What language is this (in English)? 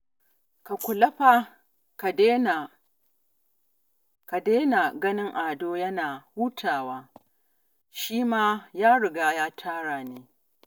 Hausa